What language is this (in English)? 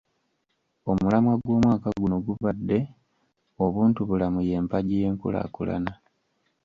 Ganda